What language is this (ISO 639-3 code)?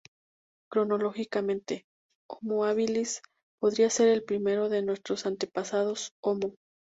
spa